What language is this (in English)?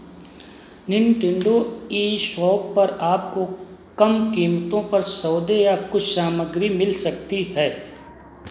Hindi